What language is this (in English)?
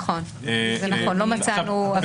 Hebrew